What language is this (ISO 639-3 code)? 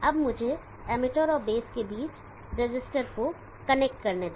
hin